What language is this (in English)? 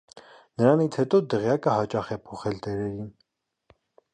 Armenian